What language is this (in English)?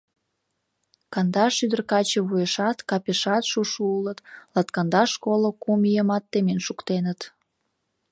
Mari